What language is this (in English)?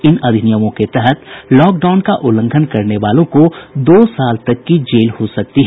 Hindi